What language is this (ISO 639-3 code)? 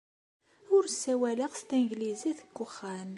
kab